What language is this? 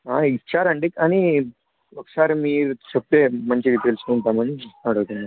Telugu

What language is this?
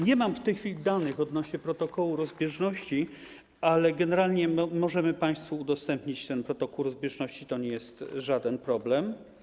Polish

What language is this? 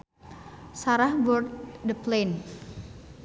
Sundanese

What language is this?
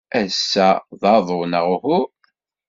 Kabyle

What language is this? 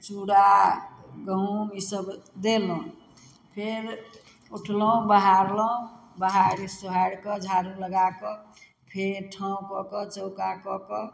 Maithili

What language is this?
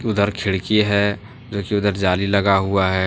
Hindi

